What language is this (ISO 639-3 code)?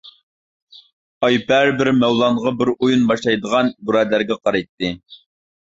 uig